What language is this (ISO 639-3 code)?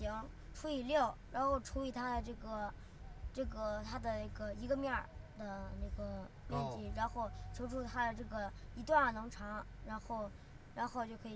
zho